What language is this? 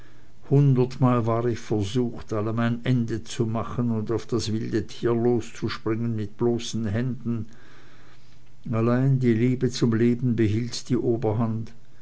German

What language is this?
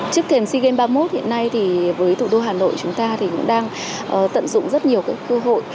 Vietnamese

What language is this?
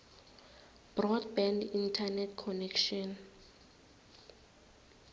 South Ndebele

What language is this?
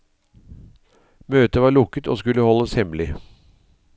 Norwegian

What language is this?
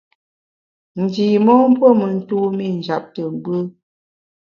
Bamun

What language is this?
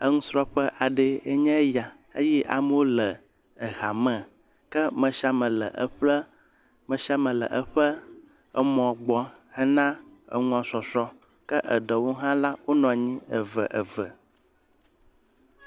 Ewe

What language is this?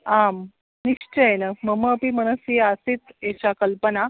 Sanskrit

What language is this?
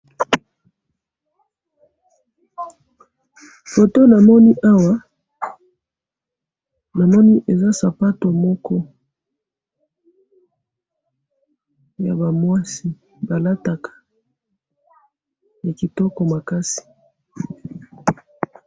Lingala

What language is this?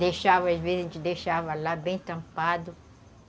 Portuguese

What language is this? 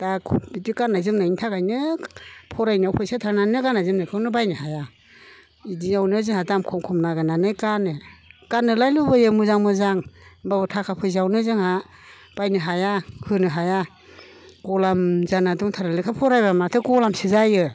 Bodo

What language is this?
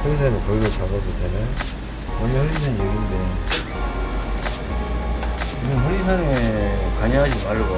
Korean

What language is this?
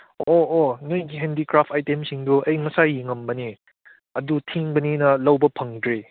Manipuri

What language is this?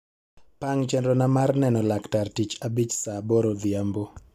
Luo (Kenya and Tanzania)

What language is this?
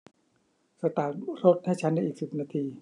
Thai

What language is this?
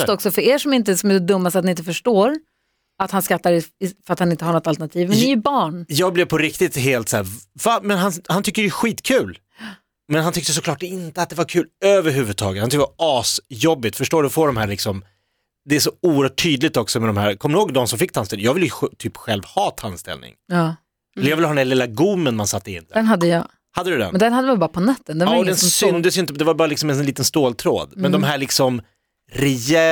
Swedish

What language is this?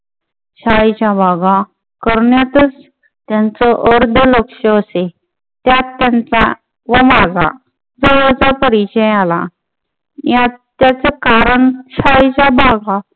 Marathi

